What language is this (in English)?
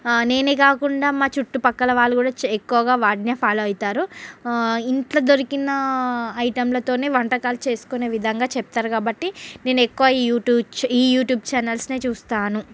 Telugu